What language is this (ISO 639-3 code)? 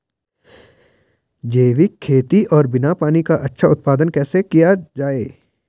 hin